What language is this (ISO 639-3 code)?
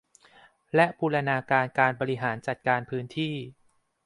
tha